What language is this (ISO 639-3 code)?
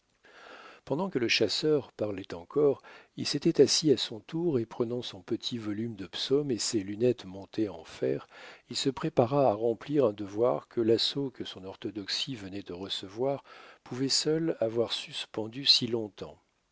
fra